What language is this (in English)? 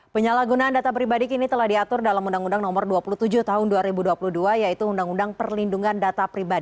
Indonesian